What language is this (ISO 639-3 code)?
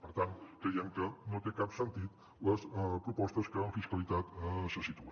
cat